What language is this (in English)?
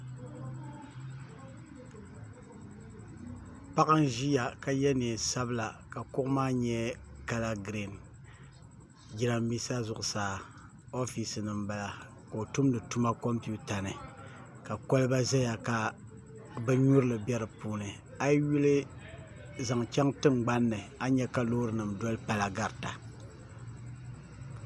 Dagbani